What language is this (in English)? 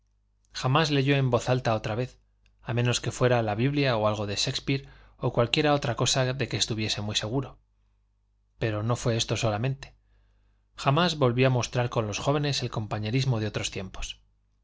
Spanish